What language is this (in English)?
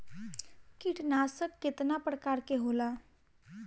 Bhojpuri